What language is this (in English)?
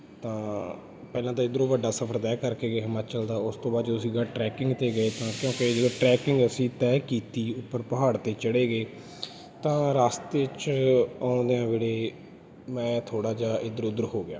Punjabi